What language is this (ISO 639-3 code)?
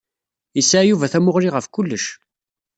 kab